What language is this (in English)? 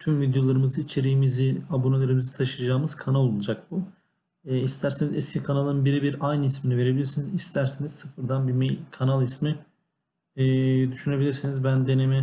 Turkish